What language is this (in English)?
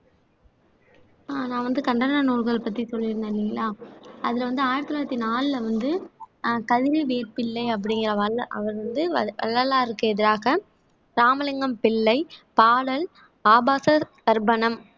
Tamil